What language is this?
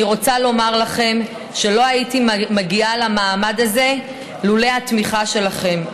Hebrew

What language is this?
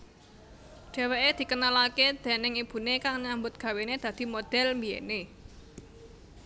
Javanese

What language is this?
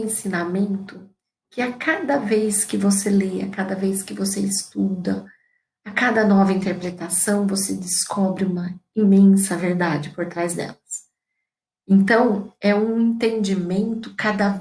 Portuguese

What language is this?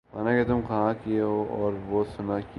Urdu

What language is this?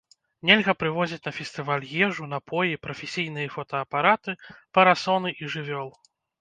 Belarusian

